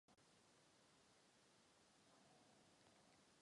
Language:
Czech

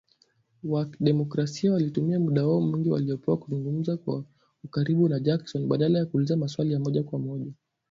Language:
Swahili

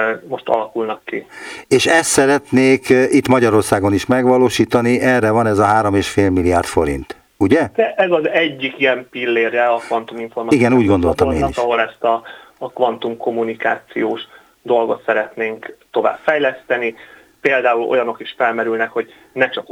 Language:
Hungarian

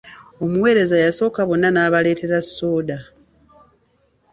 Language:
Ganda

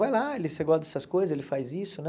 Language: Portuguese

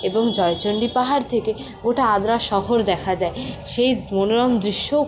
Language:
Bangla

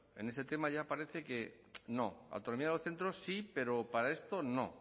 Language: Spanish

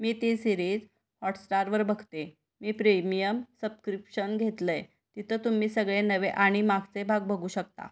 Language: Marathi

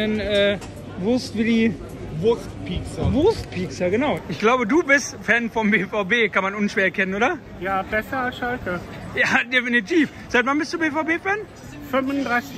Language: German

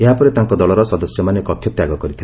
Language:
Odia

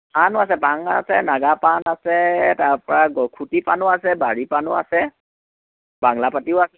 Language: Assamese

